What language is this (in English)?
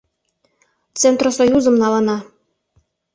Mari